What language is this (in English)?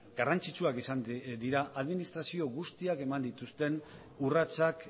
Basque